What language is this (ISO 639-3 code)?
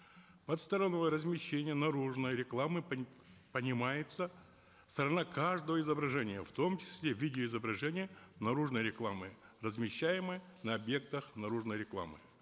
kaz